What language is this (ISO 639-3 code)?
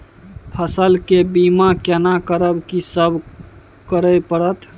mai